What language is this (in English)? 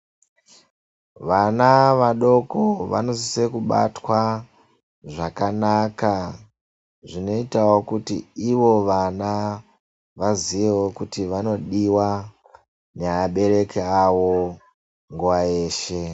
Ndau